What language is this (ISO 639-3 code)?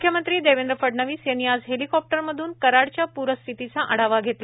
mar